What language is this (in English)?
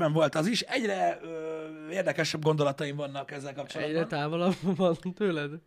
Hungarian